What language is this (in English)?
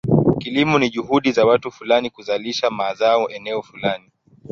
Swahili